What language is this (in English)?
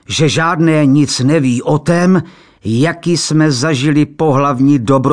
Czech